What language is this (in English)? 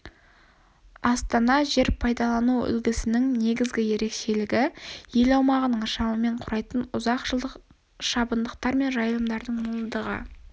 Kazakh